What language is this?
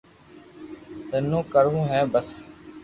Loarki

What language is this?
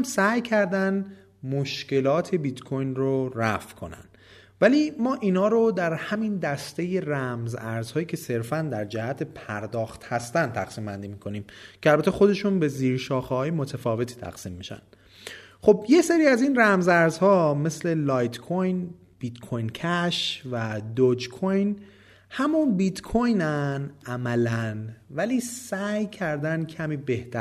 Persian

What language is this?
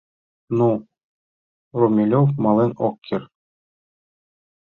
Mari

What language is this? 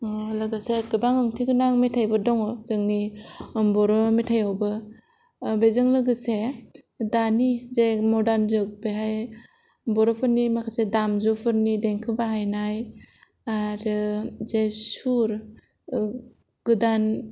Bodo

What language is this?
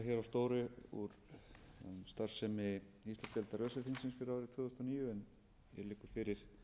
Icelandic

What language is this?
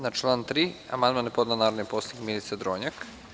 Serbian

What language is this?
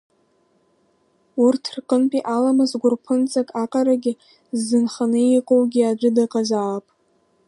Abkhazian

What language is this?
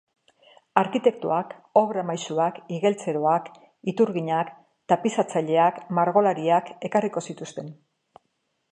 Basque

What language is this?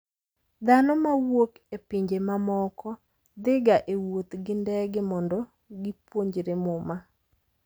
Luo (Kenya and Tanzania)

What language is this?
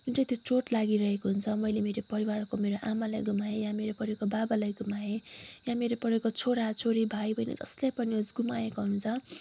Nepali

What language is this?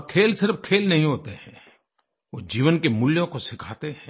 Hindi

